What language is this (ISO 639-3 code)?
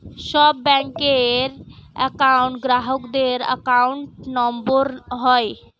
ben